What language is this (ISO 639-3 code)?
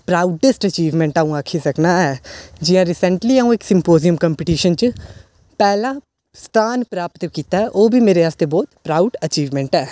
doi